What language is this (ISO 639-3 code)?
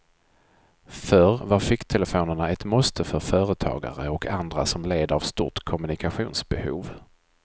swe